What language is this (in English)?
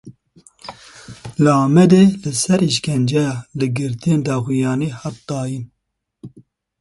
Kurdish